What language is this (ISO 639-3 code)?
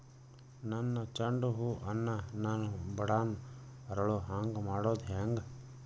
kan